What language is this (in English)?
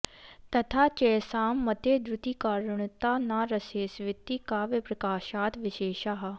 Sanskrit